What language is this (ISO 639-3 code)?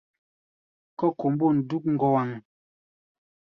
gba